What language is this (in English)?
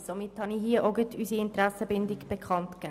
Swiss German